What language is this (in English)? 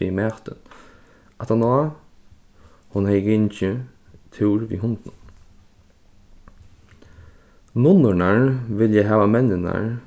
Faroese